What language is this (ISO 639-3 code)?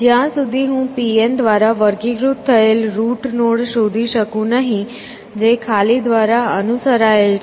guj